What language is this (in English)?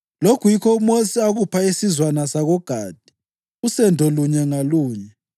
North Ndebele